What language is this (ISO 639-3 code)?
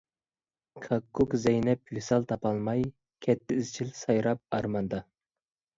uig